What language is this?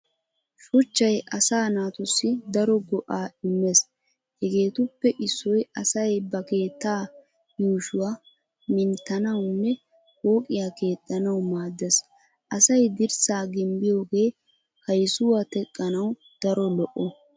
Wolaytta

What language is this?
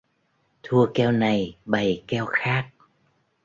Vietnamese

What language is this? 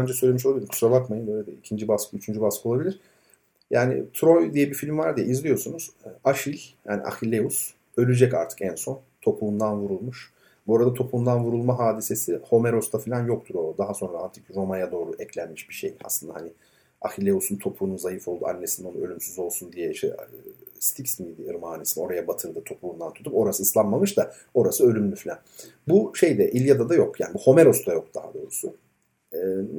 Turkish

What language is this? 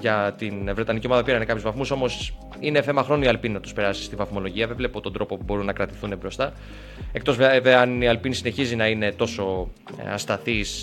Greek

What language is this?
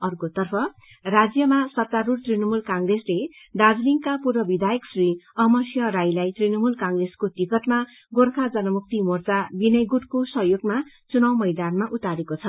Nepali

